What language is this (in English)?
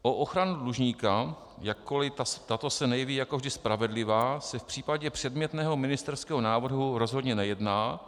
Czech